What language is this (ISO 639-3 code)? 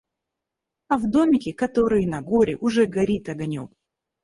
rus